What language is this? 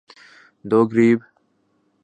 Urdu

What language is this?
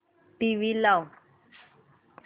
Marathi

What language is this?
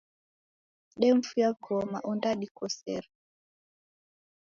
Taita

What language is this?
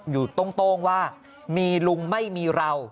Thai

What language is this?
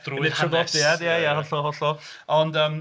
Welsh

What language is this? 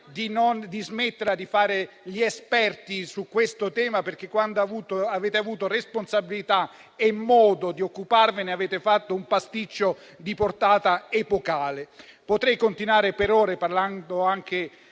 Italian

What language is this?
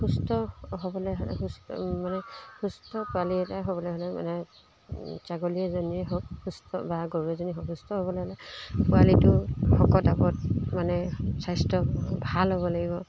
Assamese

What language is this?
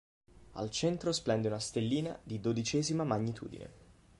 Italian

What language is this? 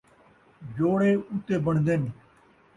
Saraiki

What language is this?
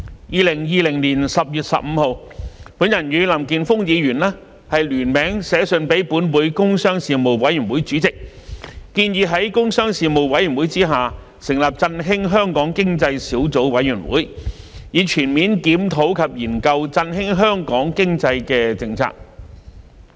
Cantonese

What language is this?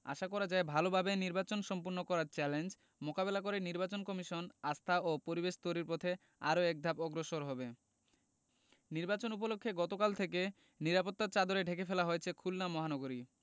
Bangla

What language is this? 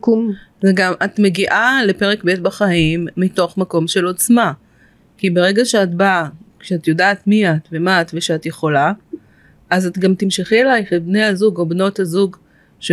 Hebrew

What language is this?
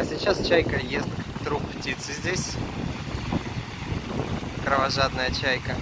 Russian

